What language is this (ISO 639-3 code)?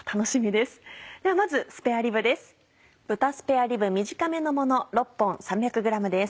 jpn